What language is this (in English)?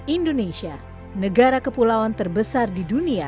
Indonesian